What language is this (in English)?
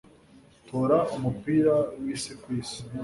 Kinyarwanda